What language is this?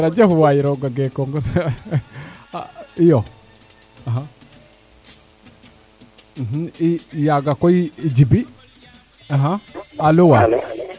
Serer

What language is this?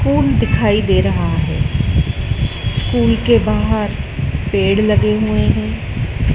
Hindi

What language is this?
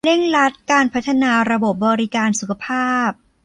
Thai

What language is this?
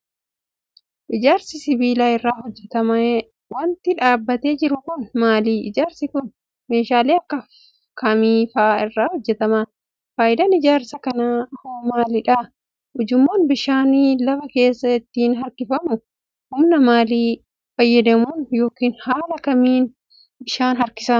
Oromo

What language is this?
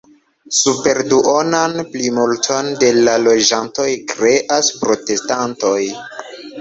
Esperanto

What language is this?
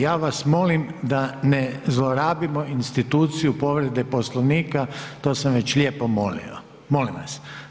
Croatian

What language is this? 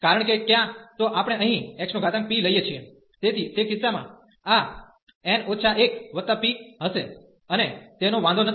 Gujarati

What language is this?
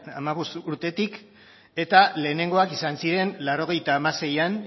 Basque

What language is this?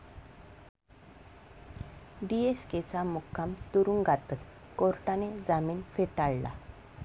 Marathi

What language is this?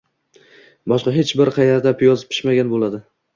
Uzbek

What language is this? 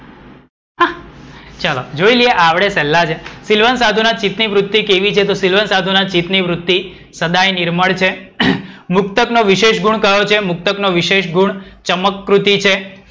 Gujarati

